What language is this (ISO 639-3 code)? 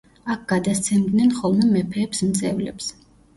kat